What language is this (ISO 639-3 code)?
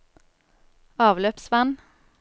nor